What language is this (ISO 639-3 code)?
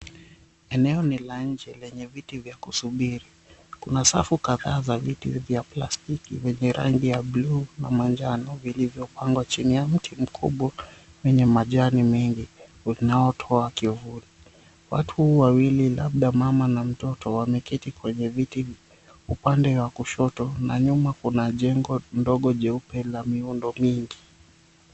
swa